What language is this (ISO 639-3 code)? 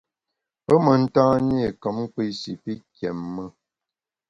bax